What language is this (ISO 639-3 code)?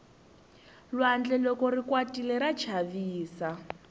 tso